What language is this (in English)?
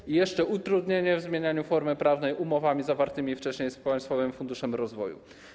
Polish